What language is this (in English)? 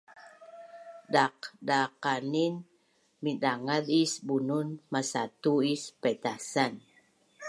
Bunun